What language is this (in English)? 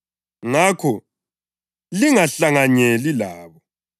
North Ndebele